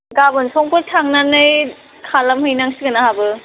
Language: Bodo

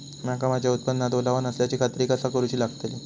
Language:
Marathi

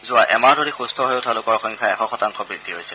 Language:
Assamese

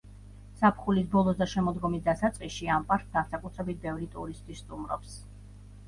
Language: Georgian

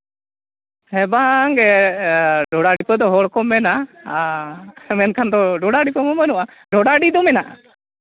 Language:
Santali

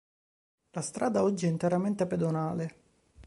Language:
Italian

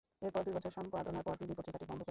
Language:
Bangla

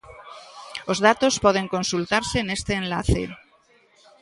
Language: Galician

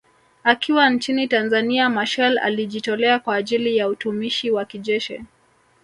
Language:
Swahili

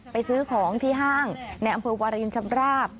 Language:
Thai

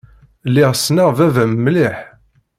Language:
Kabyle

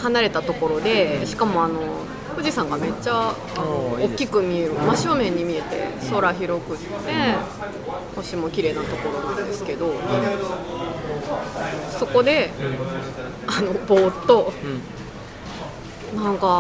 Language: Japanese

